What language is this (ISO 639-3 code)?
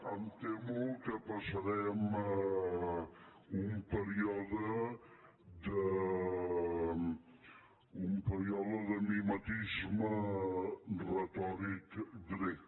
cat